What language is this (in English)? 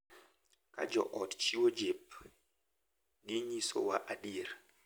Luo (Kenya and Tanzania)